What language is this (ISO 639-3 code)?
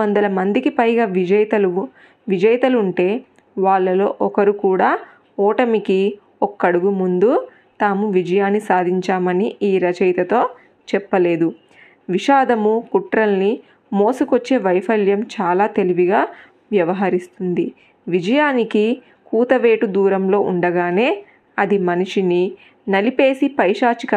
tel